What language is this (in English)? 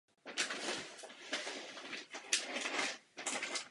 Czech